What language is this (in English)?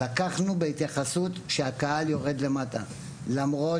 Hebrew